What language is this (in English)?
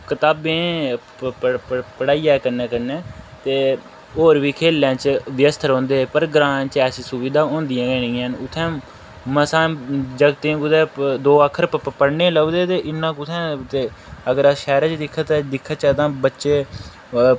Dogri